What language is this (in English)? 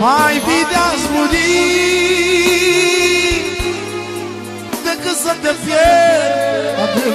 Romanian